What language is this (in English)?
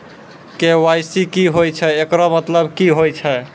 Maithili